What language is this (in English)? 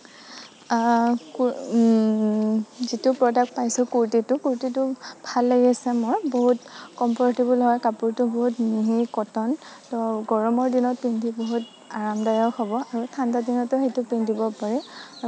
Assamese